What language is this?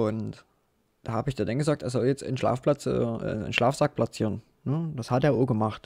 German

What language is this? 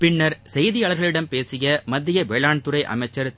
Tamil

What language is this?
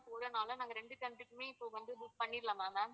Tamil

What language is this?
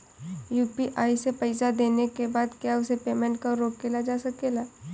Bhojpuri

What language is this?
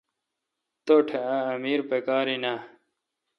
Kalkoti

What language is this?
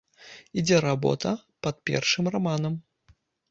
Belarusian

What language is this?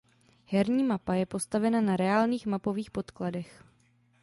Czech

